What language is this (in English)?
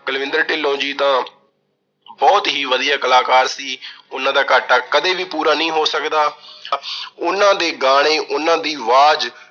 Punjabi